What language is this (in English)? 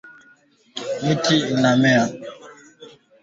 Swahili